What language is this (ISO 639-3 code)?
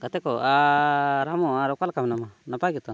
sat